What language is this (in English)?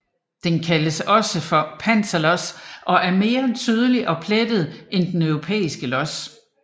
Danish